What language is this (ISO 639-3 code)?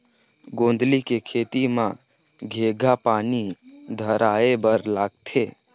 hne